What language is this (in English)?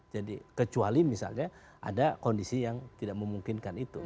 Indonesian